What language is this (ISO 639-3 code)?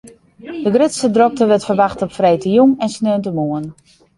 fry